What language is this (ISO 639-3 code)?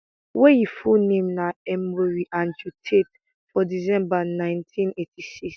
pcm